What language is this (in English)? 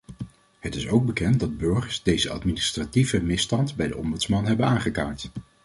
Dutch